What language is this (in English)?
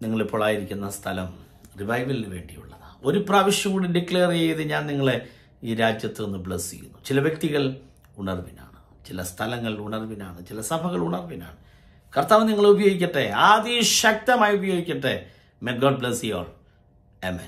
Malayalam